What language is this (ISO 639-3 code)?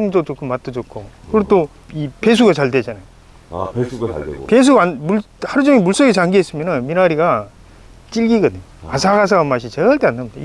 kor